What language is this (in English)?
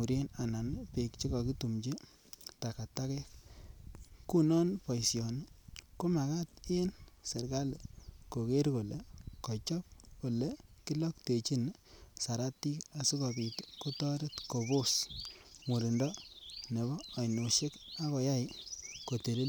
Kalenjin